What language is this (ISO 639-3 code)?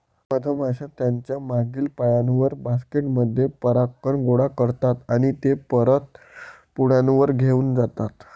mar